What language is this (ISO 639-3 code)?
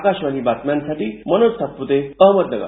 mar